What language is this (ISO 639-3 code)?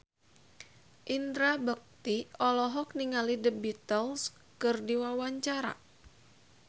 sun